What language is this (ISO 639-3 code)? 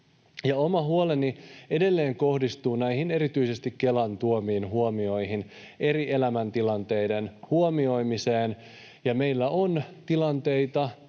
fin